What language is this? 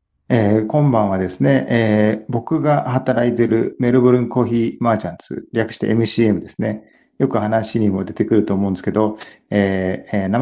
Japanese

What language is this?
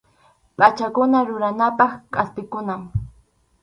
Arequipa-La Unión Quechua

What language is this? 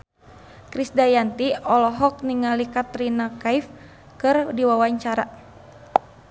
Sundanese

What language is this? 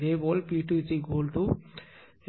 Tamil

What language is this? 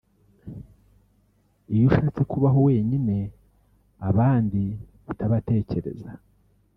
Kinyarwanda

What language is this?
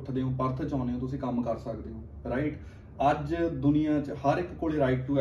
Punjabi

